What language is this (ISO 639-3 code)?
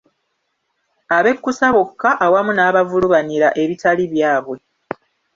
lug